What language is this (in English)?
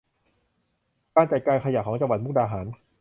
Thai